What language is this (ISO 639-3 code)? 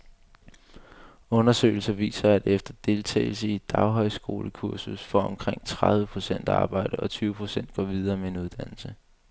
dan